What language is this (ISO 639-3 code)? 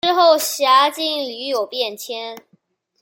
zho